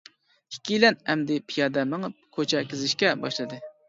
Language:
Uyghur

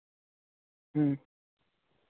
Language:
Santali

